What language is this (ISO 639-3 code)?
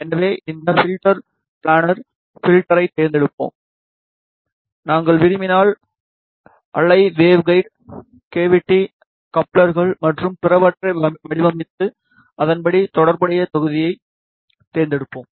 tam